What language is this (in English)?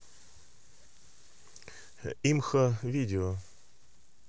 Russian